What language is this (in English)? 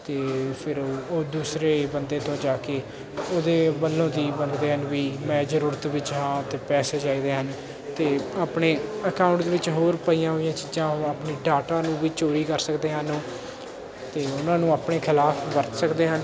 Punjabi